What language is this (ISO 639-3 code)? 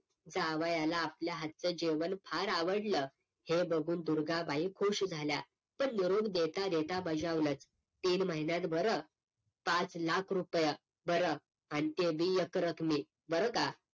mar